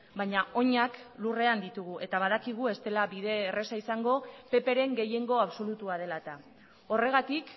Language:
Basque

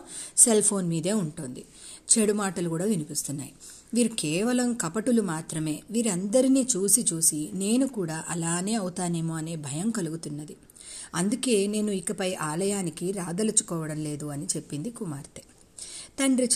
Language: Telugu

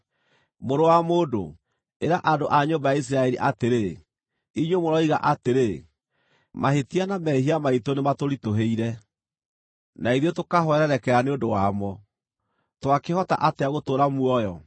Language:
Kikuyu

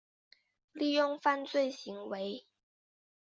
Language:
Chinese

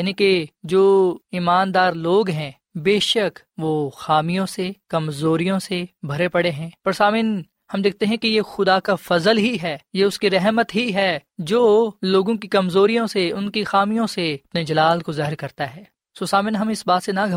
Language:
Urdu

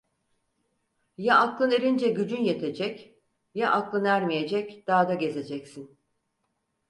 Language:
Turkish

